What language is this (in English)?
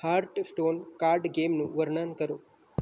Gujarati